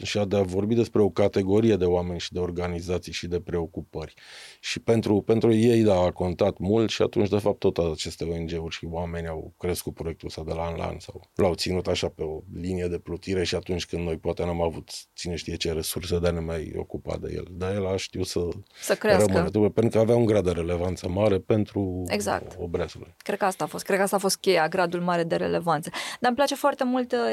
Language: Romanian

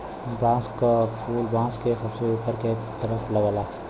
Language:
Bhojpuri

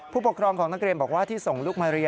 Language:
Thai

